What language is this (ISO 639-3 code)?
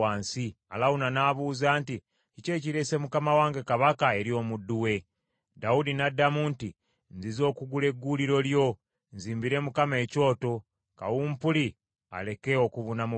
lug